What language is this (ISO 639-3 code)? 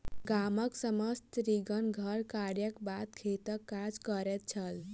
mai